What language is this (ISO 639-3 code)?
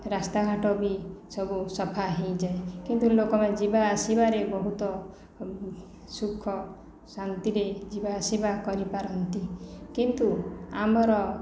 ori